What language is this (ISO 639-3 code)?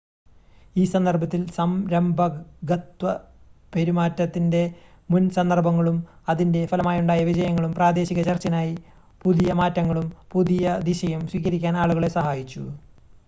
mal